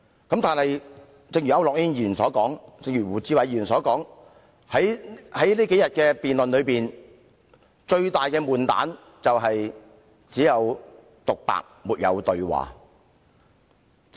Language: Cantonese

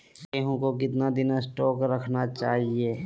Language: Magahi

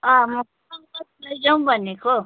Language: Nepali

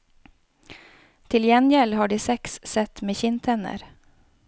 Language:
Norwegian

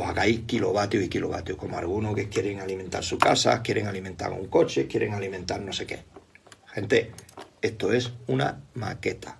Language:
Spanish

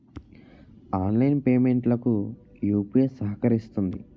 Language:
Telugu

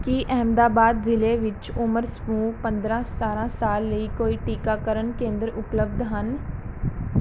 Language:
Punjabi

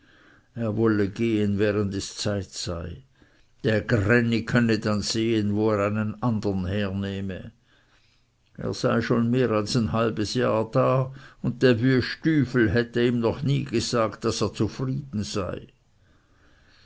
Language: German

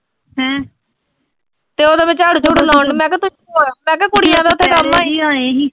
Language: Punjabi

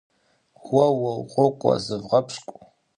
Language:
Kabardian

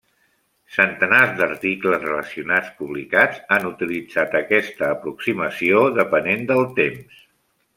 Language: Catalan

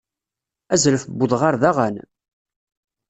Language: Kabyle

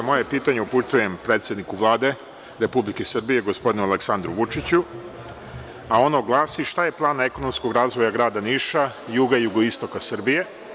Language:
Serbian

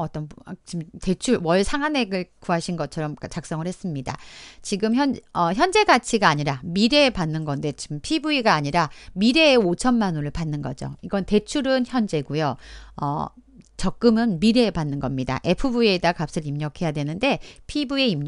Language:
Korean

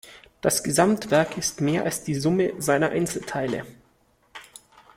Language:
German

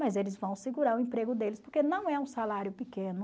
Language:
Portuguese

